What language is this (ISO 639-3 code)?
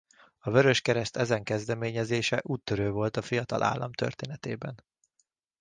hun